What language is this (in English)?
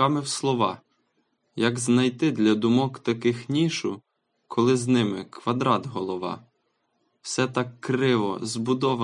Ukrainian